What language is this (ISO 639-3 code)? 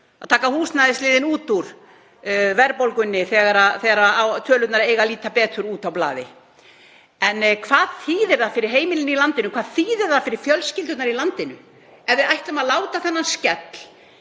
isl